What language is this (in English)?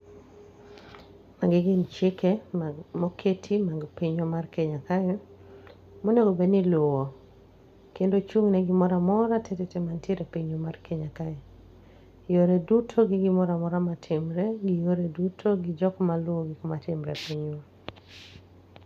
Luo (Kenya and Tanzania)